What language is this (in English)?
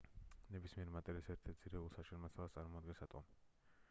Georgian